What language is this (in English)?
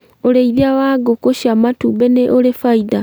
Kikuyu